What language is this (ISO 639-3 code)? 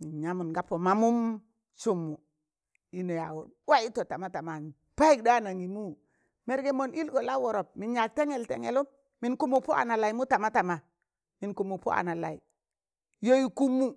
tan